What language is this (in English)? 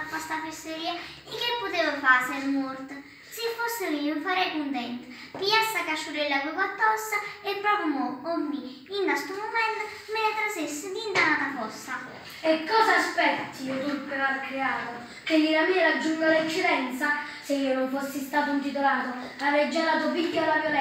Italian